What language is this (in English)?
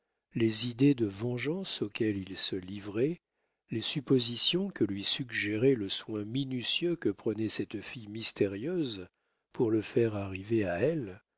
French